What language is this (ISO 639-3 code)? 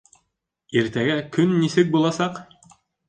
bak